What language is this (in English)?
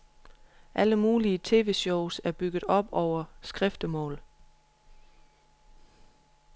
Danish